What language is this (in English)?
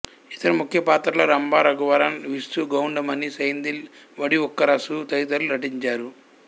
Telugu